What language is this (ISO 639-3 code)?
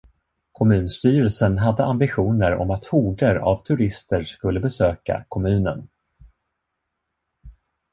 swe